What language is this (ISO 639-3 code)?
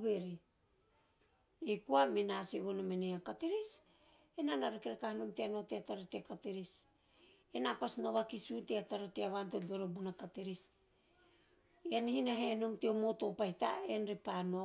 tio